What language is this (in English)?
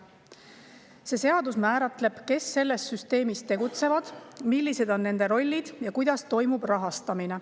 Estonian